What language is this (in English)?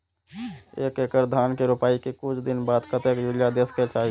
Maithili